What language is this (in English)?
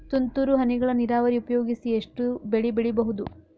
Kannada